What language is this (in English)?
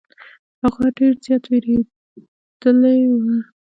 Pashto